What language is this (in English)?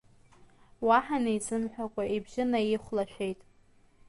Abkhazian